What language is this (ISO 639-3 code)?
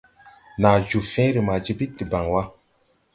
tui